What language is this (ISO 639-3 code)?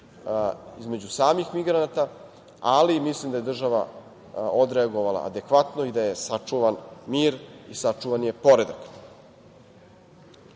srp